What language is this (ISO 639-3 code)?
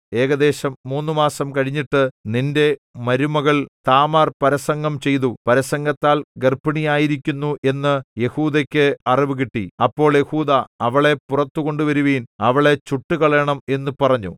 mal